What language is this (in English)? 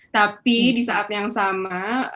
Indonesian